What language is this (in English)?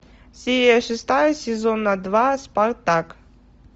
Russian